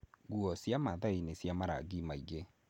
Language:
Kikuyu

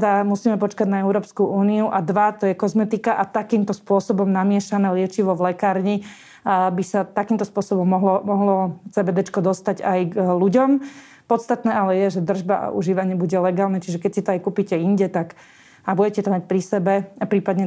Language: Slovak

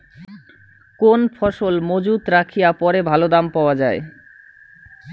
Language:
Bangla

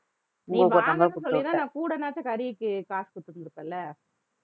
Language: Tamil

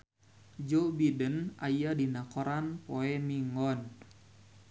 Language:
Sundanese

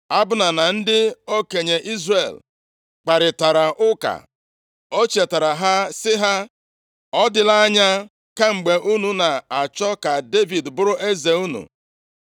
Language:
Igbo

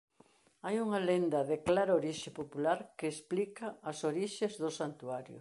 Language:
Galician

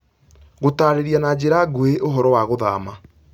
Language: Kikuyu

